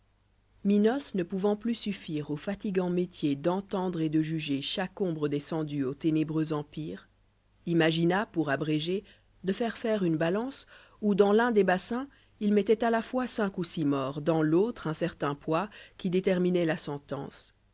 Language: French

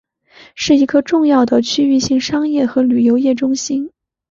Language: Chinese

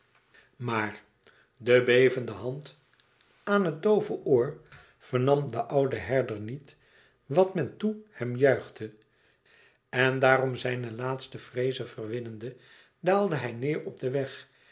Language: Dutch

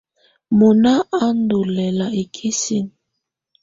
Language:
Tunen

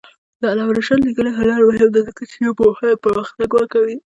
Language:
Pashto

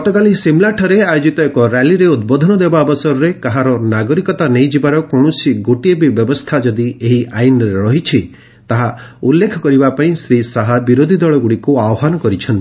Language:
Odia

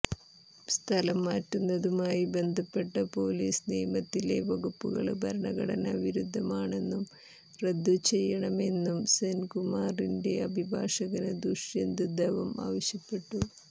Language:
Malayalam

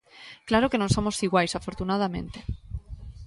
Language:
Galician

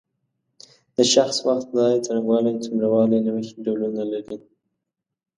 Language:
Pashto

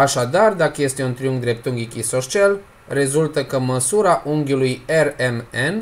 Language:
Romanian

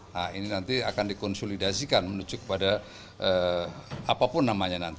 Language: Indonesian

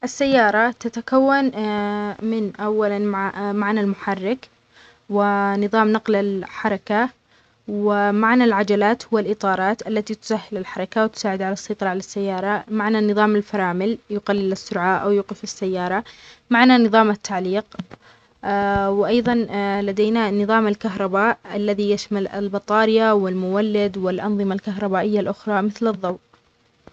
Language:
Omani Arabic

